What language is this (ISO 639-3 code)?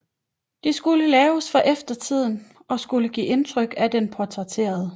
dan